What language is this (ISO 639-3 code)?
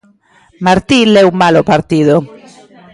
glg